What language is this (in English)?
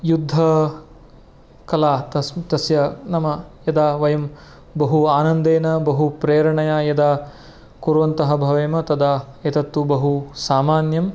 Sanskrit